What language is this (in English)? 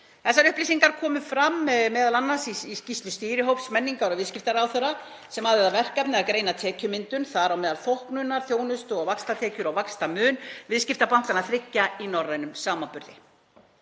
Icelandic